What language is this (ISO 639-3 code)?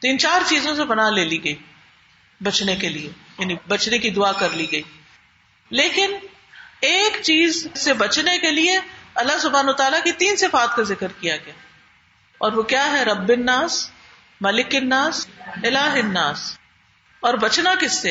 urd